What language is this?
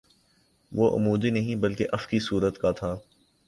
Urdu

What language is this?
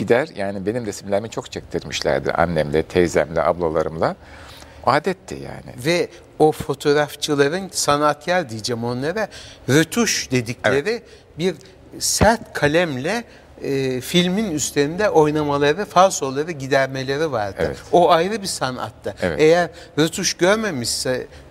Turkish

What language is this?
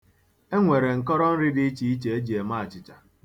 Igbo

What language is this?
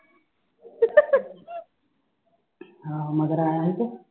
Punjabi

